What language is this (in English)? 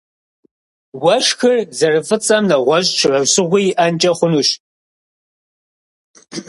Kabardian